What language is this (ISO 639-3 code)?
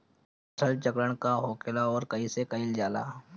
bho